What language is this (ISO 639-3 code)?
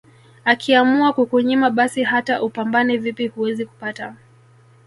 swa